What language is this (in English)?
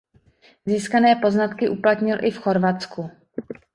Czech